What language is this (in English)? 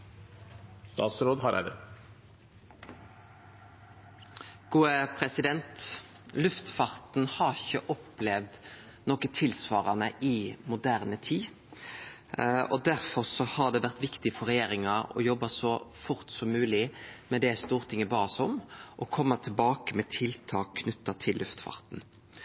Norwegian Nynorsk